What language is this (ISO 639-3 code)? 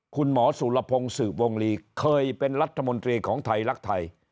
tha